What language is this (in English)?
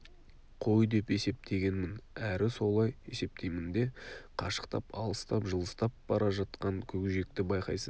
Kazakh